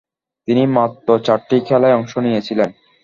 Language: Bangla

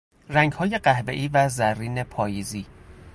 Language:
Persian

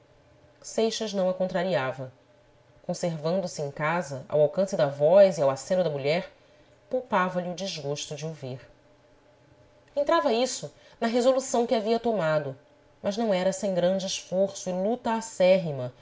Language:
Portuguese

